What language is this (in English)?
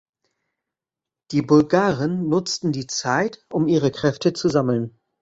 German